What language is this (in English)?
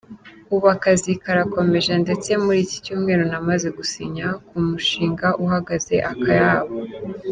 Kinyarwanda